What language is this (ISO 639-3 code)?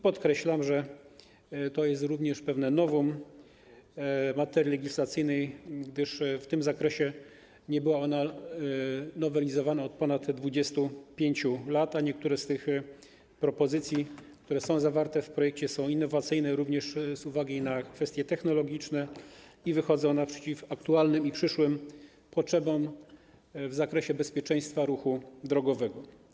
pol